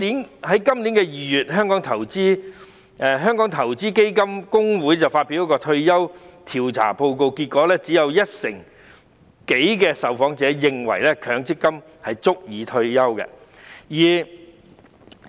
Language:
Cantonese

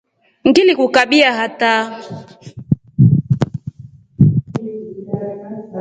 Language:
Rombo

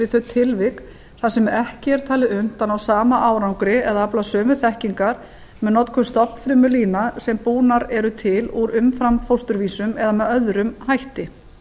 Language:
Icelandic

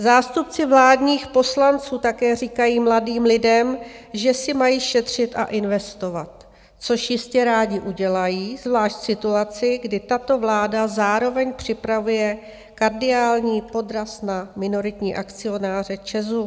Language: Czech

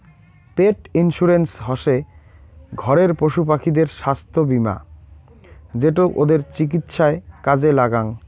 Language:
Bangla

